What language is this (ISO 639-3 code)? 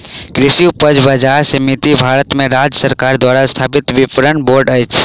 mai